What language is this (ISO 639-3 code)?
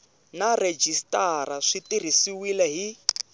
tso